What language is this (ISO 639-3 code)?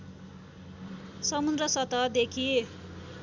nep